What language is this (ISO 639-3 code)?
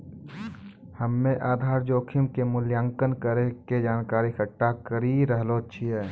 mai